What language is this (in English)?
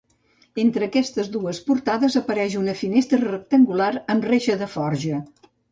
Catalan